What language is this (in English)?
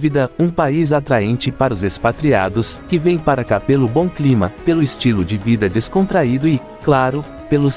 Portuguese